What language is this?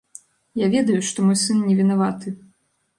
Belarusian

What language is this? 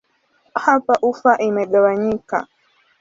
Swahili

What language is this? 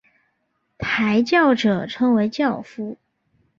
Chinese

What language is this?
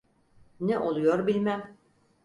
Turkish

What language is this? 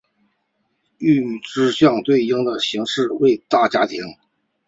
Chinese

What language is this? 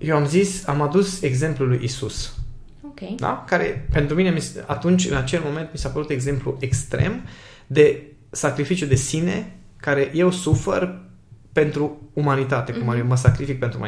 Romanian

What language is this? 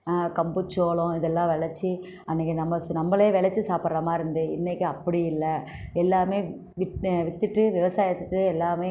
Tamil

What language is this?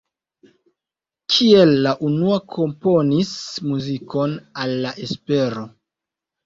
Esperanto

